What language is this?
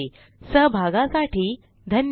Marathi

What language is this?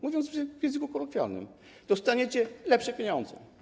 Polish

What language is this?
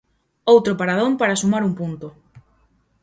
Galician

